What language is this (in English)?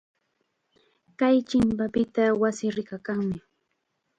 Chiquián Ancash Quechua